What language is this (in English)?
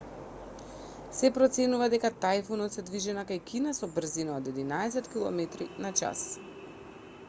Macedonian